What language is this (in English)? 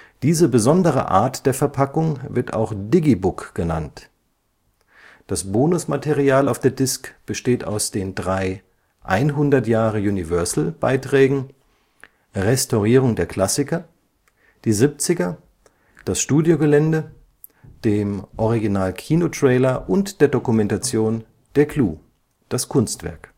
German